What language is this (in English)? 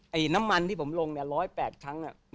Thai